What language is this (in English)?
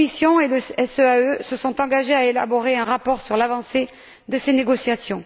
French